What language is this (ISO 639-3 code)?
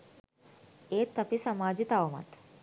sin